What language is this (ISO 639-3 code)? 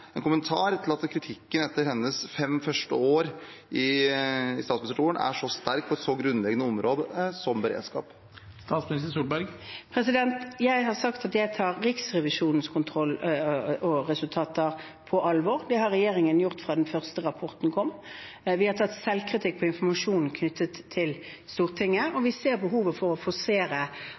nob